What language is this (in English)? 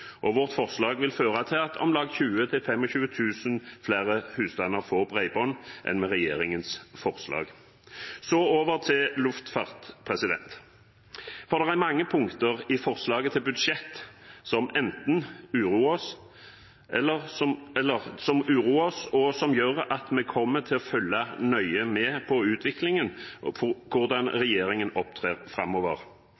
Norwegian Bokmål